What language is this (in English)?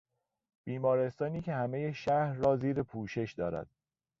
Persian